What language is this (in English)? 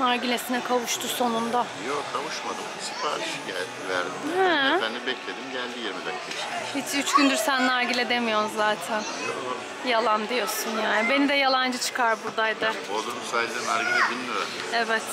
Turkish